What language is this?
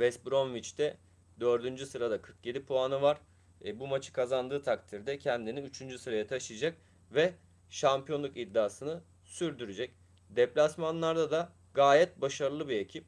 Turkish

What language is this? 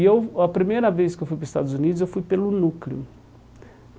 Portuguese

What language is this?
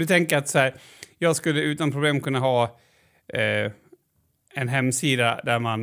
Swedish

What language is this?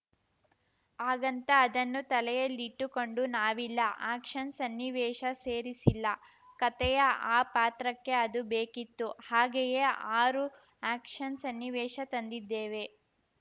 Kannada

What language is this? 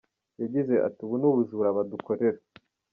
Kinyarwanda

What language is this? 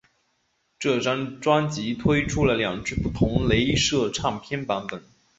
Chinese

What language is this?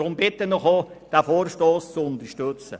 Swiss German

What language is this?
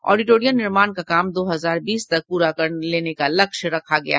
Hindi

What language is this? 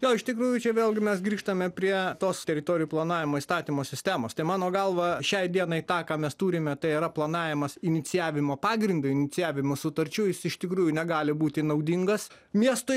Lithuanian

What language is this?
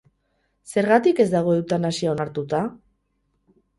Basque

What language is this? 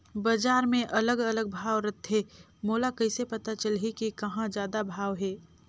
Chhattisgarhi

